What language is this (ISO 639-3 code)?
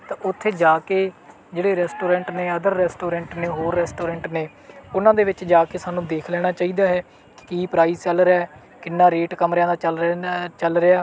pan